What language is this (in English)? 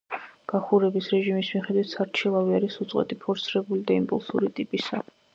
Georgian